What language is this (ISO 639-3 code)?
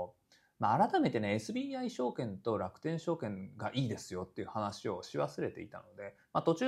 jpn